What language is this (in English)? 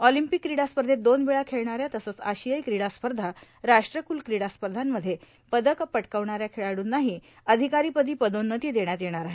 Marathi